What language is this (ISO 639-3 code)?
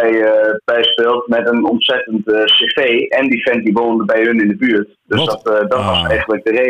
nld